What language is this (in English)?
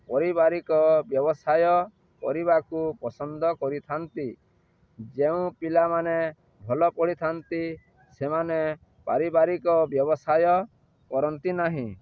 Odia